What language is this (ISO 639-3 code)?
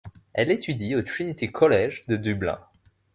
fra